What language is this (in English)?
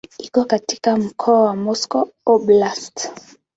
Swahili